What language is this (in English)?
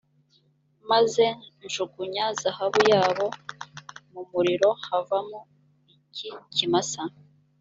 Kinyarwanda